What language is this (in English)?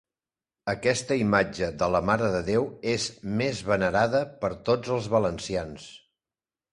Catalan